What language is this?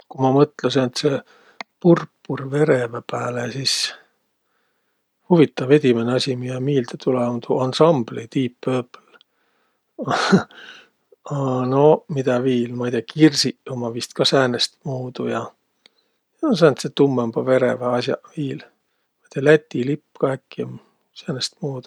Võro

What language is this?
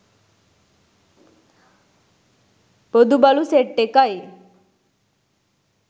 Sinhala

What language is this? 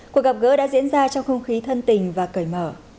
Vietnamese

